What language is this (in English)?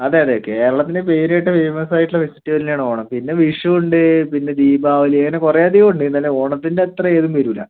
Malayalam